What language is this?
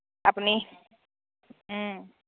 Assamese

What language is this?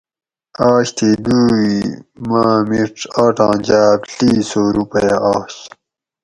Gawri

